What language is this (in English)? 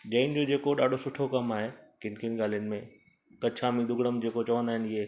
Sindhi